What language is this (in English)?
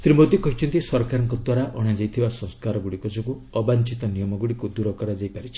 Odia